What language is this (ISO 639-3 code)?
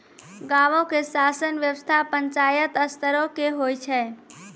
mai